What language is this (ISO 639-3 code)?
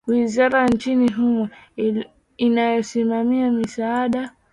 swa